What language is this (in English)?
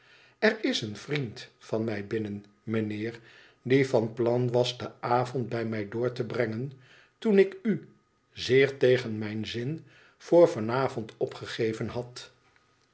Dutch